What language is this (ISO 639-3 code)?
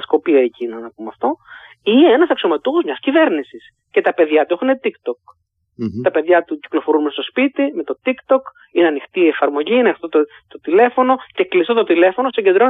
ell